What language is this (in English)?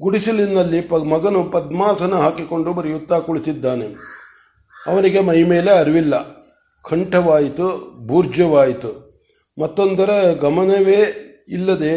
Kannada